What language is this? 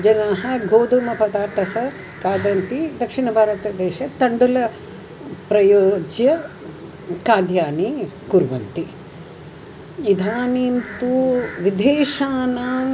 Sanskrit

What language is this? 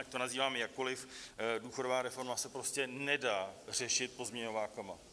Czech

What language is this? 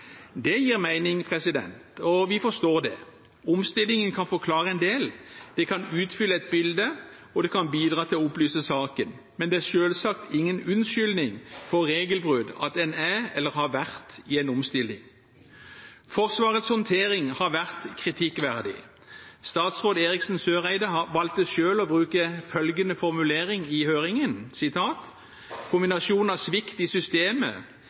Norwegian Bokmål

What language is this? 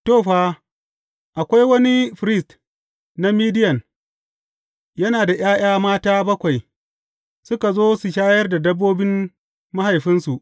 Hausa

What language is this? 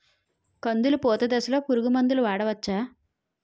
Telugu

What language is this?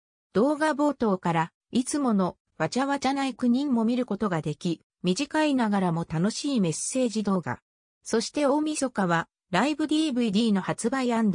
Japanese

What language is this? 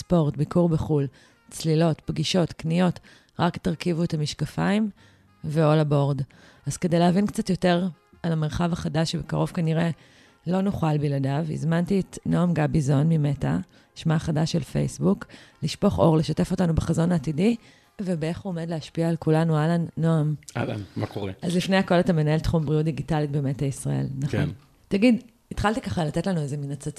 Hebrew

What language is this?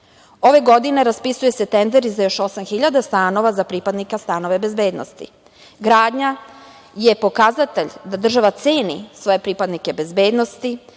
Serbian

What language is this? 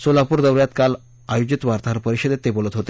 Marathi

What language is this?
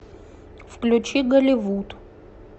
Russian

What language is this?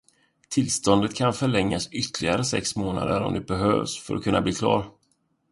Swedish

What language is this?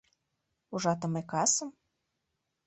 Mari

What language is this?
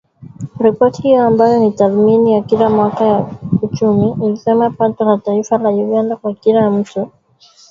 Swahili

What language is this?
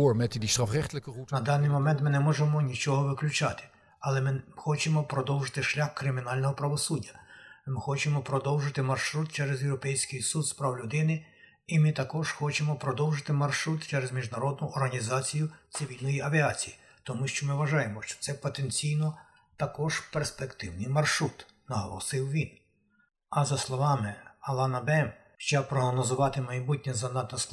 Ukrainian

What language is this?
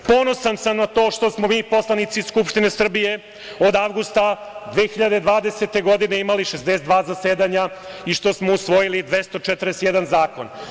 Serbian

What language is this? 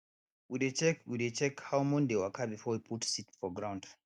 Nigerian Pidgin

